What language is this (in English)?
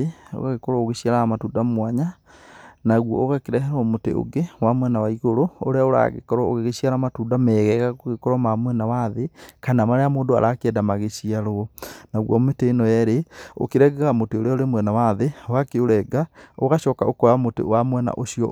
Kikuyu